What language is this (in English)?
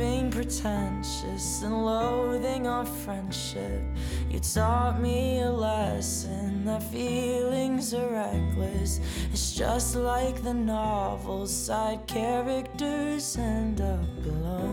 Chinese